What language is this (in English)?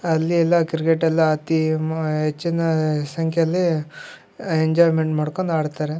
Kannada